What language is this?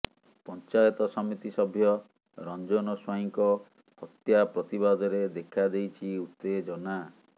Odia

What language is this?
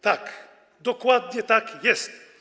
Polish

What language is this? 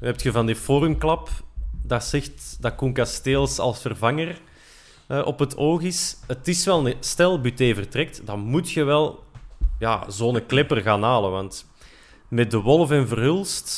Dutch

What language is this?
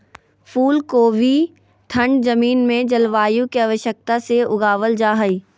Magahi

